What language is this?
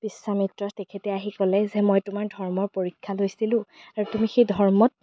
Assamese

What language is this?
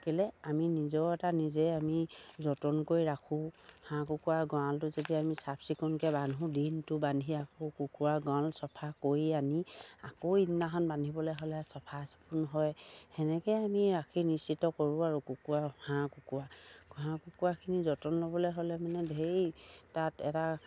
Assamese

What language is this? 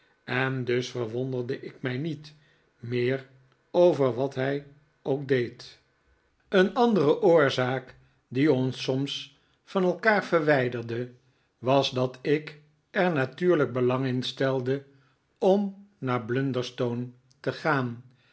Dutch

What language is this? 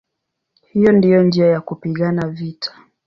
Swahili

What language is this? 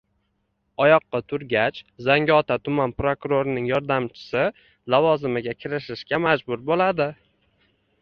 Uzbek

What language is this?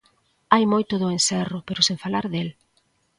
Galician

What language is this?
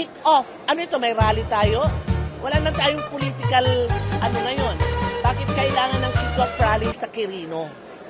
Filipino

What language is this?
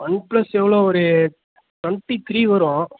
Tamil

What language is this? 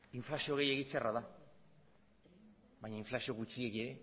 Basque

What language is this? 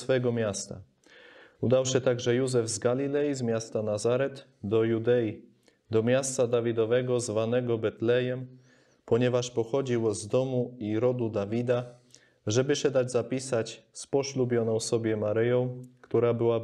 Polish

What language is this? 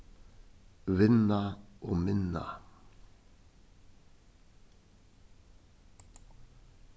Faroese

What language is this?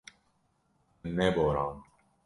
Kurdish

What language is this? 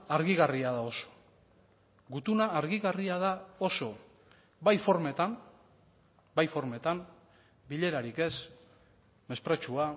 Basque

